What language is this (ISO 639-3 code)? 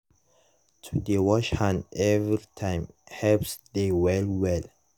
pcm